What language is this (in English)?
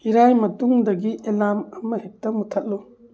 Manipuri